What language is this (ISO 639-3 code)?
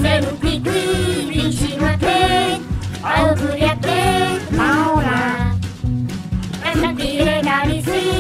tha